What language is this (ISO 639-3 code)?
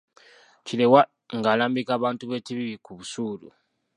lug